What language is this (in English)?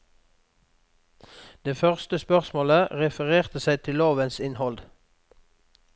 Norwegian